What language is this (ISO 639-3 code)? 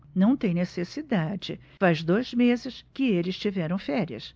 por